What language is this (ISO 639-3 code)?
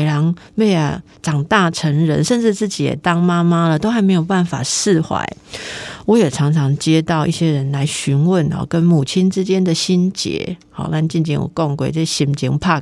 zho